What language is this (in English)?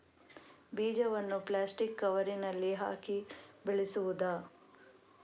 Kannada